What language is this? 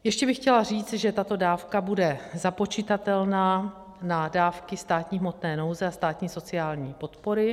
Czech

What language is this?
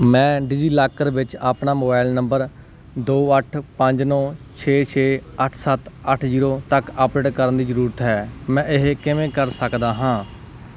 Punjabi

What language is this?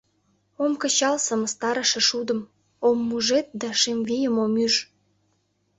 Mari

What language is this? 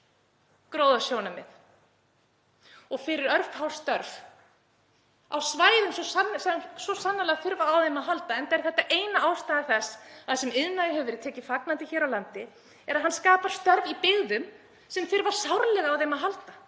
Icelandic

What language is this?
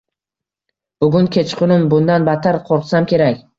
Uzbek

